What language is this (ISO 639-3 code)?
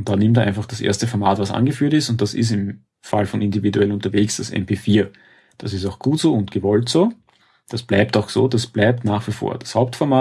deu